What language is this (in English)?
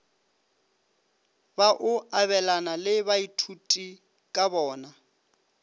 Northern Sotho